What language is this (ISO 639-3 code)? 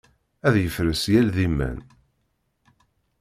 kab